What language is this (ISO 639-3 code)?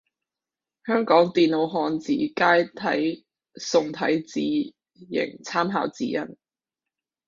yue